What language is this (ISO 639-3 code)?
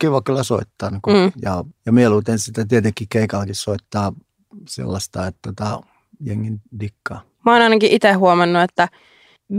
fin